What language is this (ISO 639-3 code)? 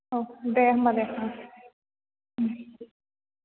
brx